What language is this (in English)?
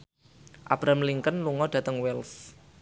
Javanese